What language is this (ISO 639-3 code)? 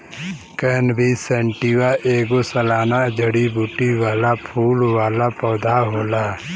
bho